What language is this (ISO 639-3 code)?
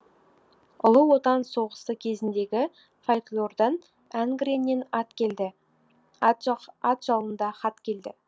kaz